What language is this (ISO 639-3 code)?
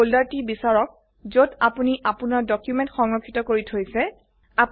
asm